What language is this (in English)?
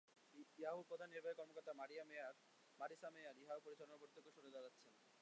Bangla